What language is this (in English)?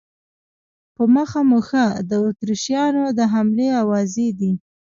Pashto